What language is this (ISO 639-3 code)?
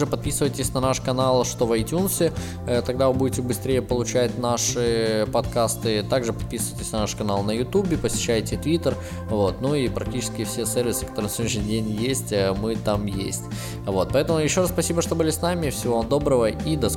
rus